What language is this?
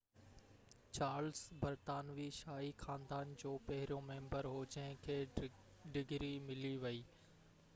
Sindhi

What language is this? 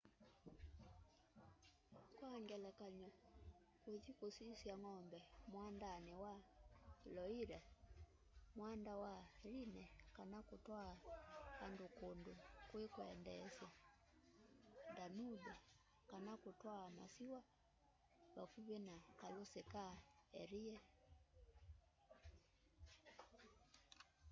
Kamba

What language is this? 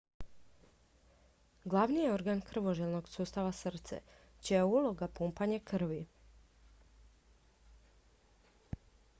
Croatian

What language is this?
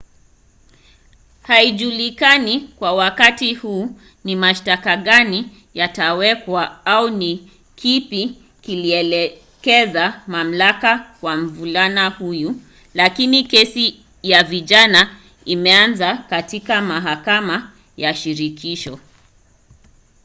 Swahili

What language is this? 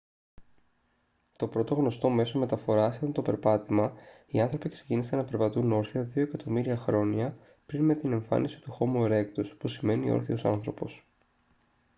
Greek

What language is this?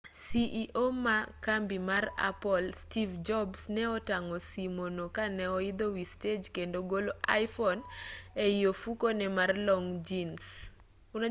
Luo (Kenya and Tanzania)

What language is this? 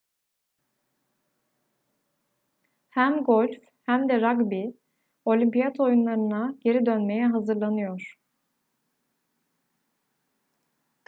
Turkish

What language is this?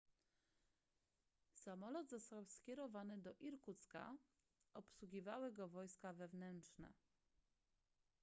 Polish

